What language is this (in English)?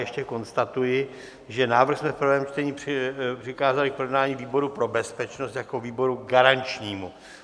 Czech